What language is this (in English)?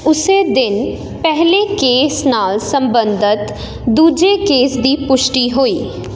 Punjabi